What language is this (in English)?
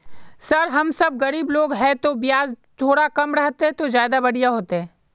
Magahi